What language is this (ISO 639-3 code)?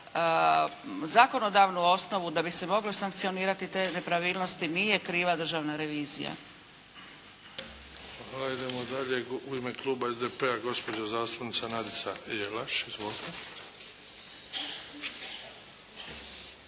hrv